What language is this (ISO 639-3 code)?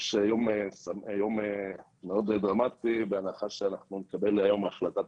heb